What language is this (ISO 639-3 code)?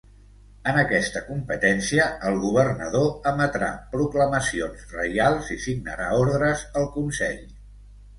cat